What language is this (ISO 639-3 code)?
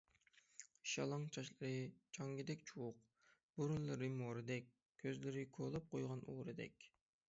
uig